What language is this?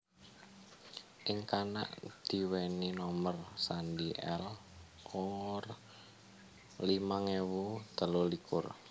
Javanese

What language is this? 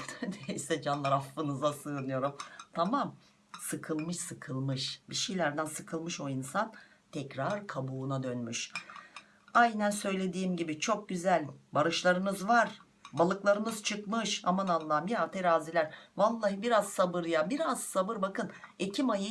Turkish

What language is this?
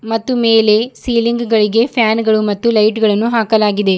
Kannada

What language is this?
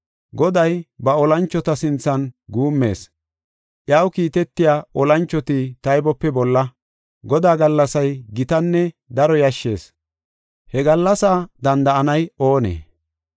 Gofa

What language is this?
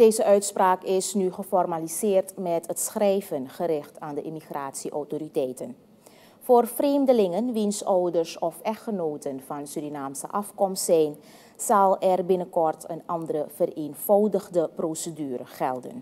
Dutch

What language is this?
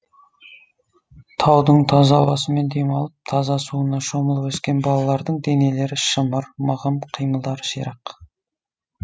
Kazakh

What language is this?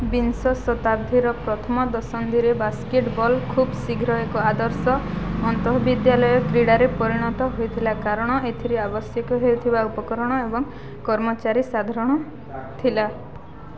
Odia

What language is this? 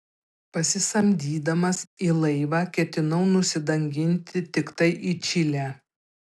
Lithuanian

